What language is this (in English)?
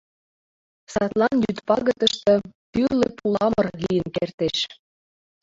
Mari